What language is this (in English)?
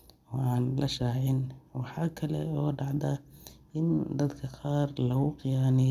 Somali